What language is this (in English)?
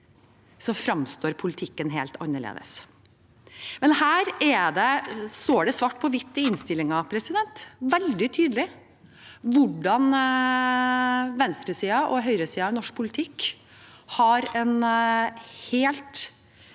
Norwegian